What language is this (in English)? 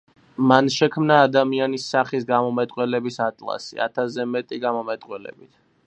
Georgian